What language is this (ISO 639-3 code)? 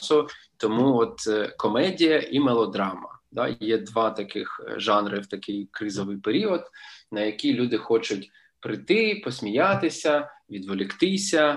ukr